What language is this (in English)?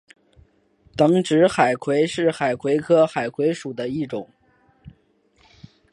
Chinese